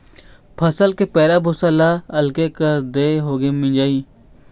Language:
Chhattisgarhi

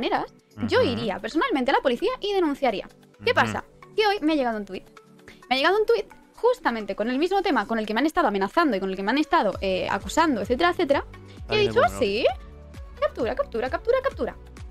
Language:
Spanish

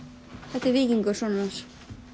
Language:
Icelandic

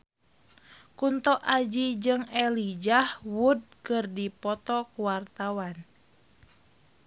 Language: Sundanese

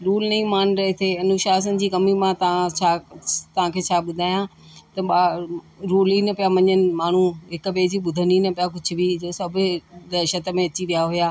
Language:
Sindhi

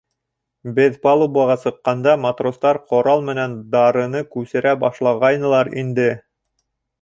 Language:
Bashkir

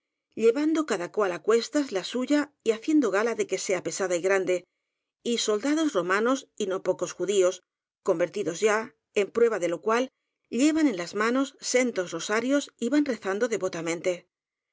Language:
Spanish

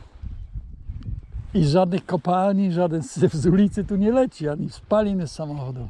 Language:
Polish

